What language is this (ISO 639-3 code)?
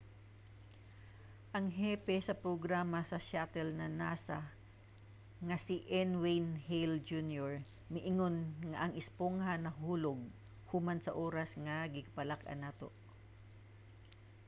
ceb